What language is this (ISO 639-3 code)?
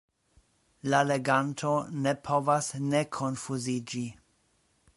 epo